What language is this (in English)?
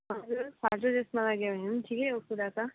Nepali